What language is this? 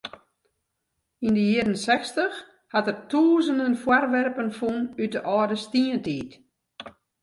Western Frisian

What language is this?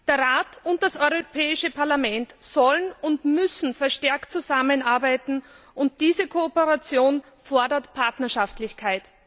German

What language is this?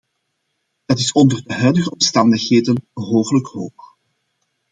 Dutch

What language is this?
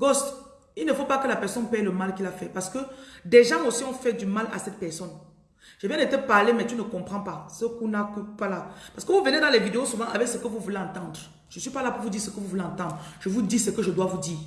French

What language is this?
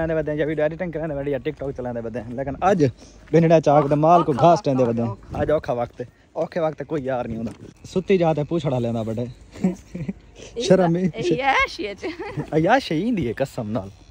Hindi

